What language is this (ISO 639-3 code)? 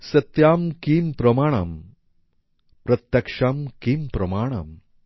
ben